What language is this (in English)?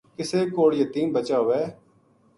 Gujari